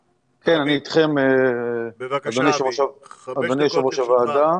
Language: Hebrew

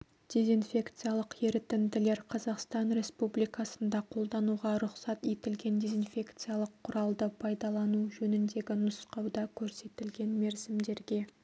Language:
Kazakh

